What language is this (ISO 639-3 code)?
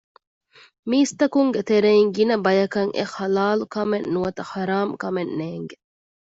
div